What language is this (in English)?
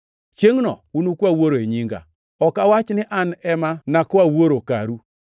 Luo (Kenya and Tanzania)